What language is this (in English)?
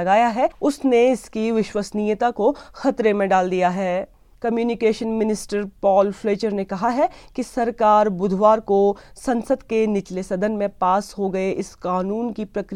Hindi